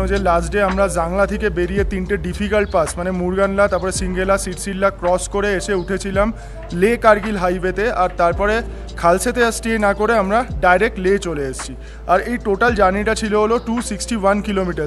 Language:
Hindi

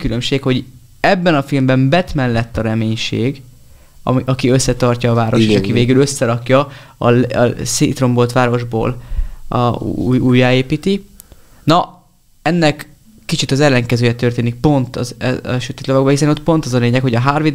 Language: Hungarian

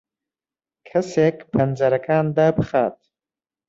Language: Central Kurdish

